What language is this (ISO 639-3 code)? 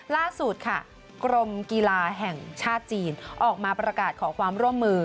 tha